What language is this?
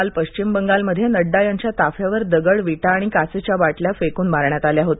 Marathi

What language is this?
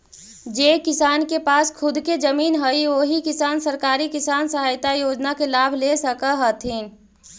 Magahi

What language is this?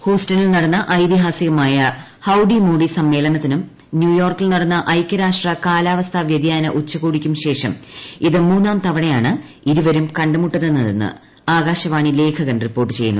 Malayalam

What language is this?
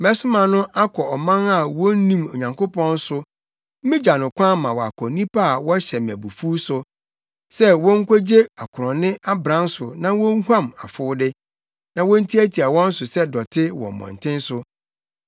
Akan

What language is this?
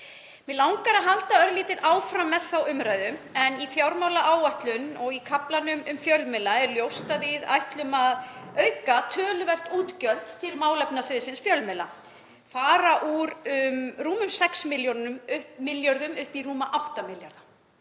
Icelandic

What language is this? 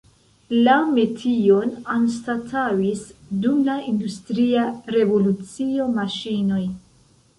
Esperanto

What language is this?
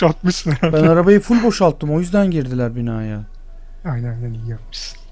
Turkish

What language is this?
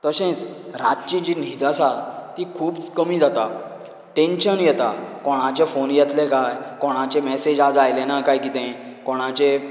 Konkani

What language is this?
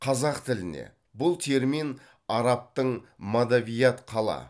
Kazakh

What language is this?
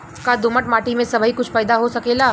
Bhojpuri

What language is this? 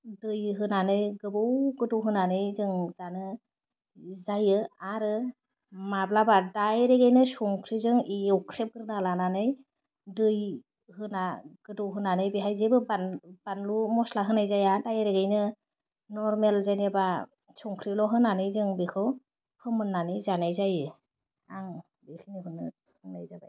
Bodo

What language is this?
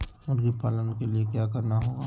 Magahi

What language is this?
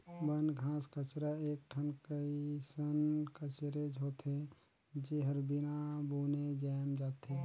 Chhattisgarhi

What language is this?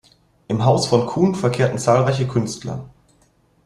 German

